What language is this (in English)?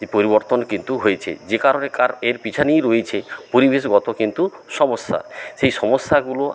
Bangla